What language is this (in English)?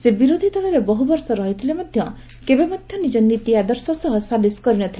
Odia